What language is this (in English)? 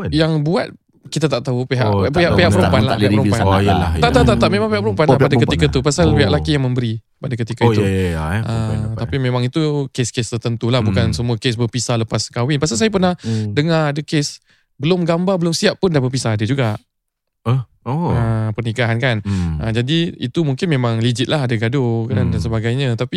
Malay